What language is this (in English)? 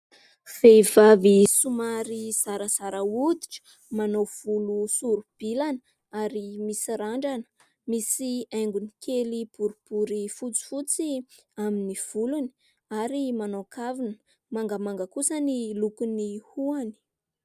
Malagasy